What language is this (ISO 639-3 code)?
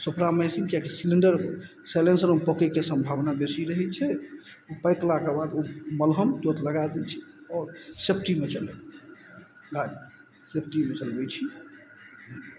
mai